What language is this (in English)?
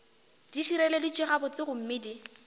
Northern Sotho